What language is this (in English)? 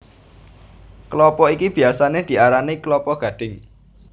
Javanese